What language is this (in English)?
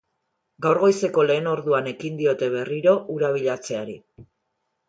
Basque